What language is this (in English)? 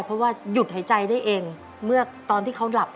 Thai